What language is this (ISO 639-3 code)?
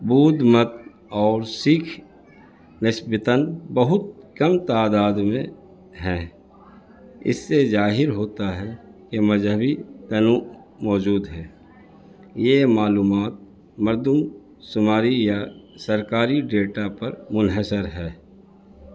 urd